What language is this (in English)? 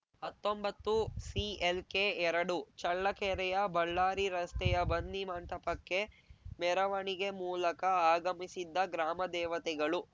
Kannada